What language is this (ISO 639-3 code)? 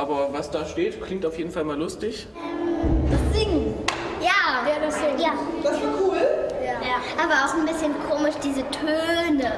deu